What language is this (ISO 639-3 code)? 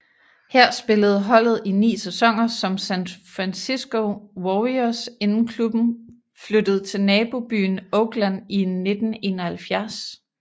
dan